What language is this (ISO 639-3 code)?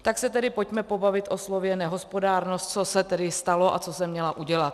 ces